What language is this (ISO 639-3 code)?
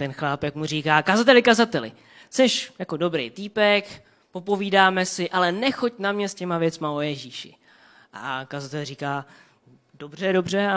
ces